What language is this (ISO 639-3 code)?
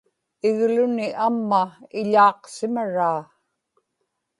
ipk